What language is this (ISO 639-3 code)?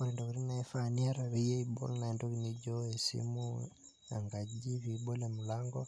mas